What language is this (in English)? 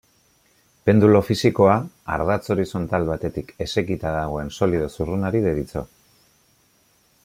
Basque